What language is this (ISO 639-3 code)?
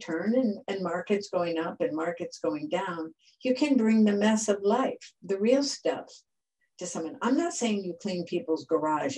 eng